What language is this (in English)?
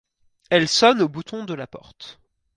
French